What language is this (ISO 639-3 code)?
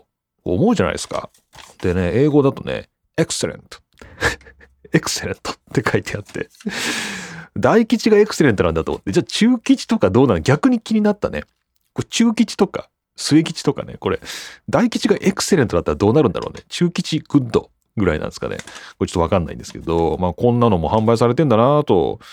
jpn